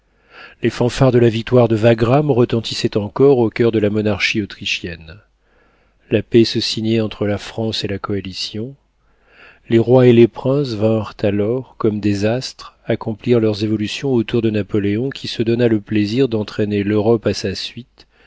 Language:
French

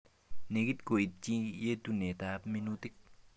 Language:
Kalenjin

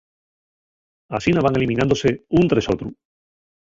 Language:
Asturian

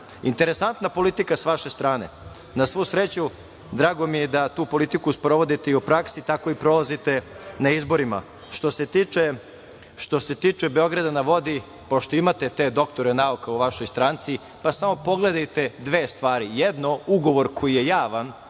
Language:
Serbian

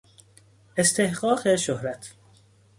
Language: Persian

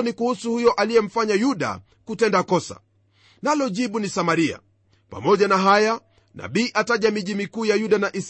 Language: Swahili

